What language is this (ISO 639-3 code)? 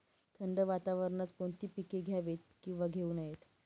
mar